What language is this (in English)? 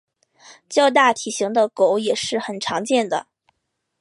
Chinese